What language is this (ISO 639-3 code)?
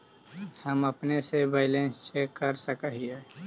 mag